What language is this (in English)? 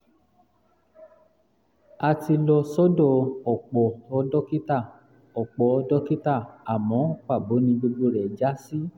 Yoruba